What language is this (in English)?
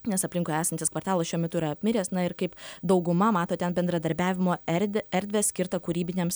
Lithuanian